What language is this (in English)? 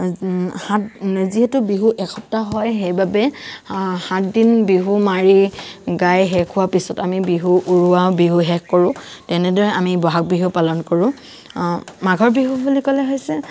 Assamese